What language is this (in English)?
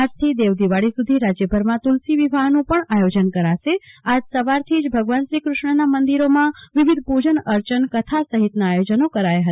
Gujarati